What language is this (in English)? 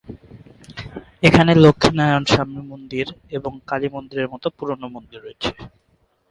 Bangla